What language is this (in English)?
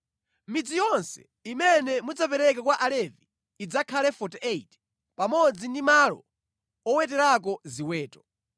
Nyanja